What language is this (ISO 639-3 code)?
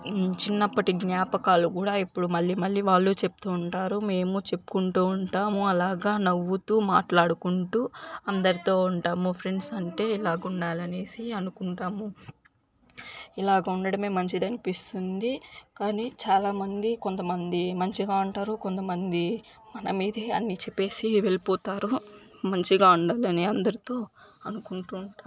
tel